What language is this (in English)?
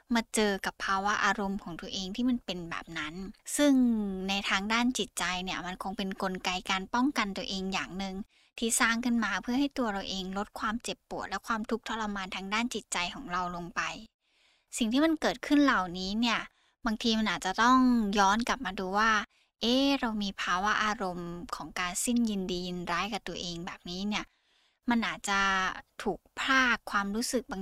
Thai